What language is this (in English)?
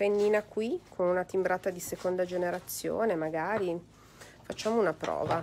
Italian